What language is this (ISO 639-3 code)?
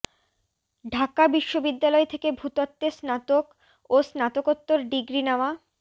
ben